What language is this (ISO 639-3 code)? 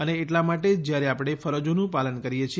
guj